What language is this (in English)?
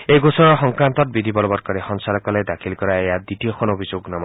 Assamese